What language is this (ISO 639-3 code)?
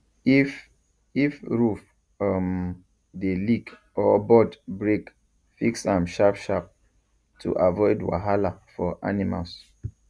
pcm